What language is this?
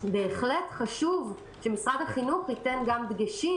Hebrew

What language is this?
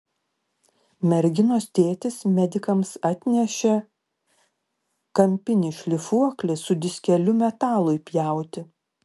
Lithuanian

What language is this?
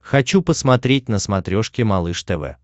Russian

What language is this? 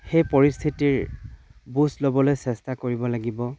Assamese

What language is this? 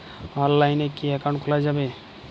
Bangla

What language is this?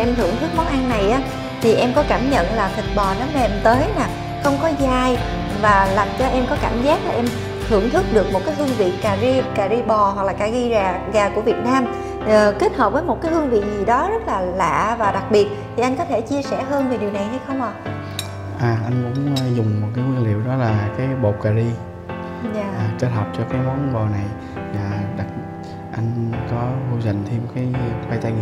Vietnamese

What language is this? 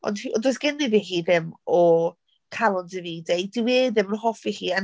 Welsh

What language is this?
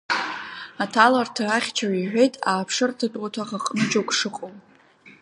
Abkhazian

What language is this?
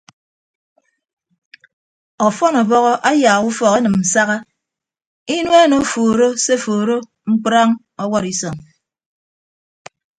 Ibibio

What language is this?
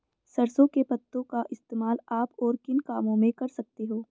Hindi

